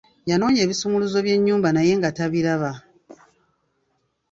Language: Ganda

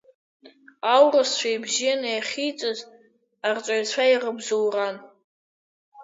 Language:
Abkhazian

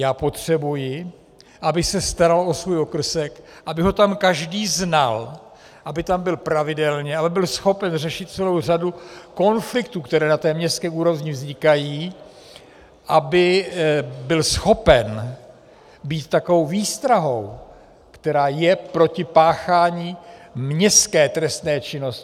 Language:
Czech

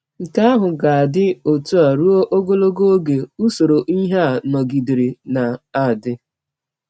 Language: Igbo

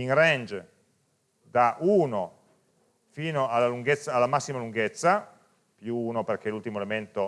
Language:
Italian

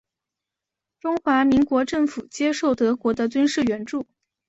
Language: Chinese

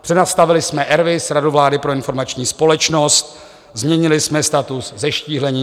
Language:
Czech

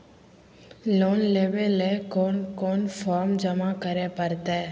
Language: Magahi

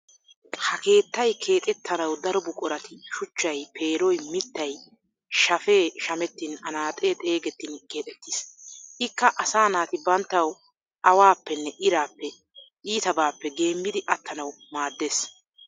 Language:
Wolaytta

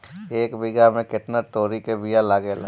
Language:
Bhojpuri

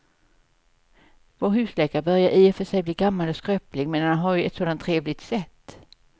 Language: Swedish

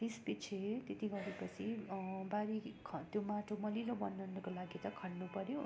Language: Nepali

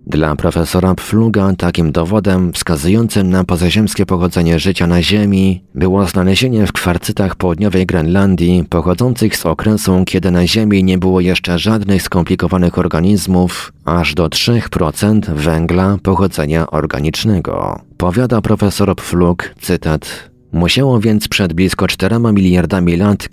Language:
Polish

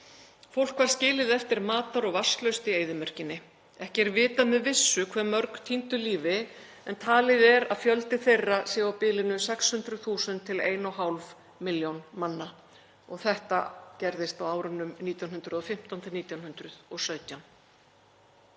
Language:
Icelandic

